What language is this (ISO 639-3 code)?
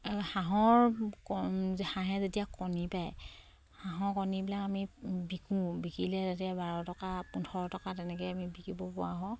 asm